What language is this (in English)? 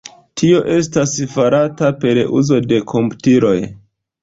Esperanto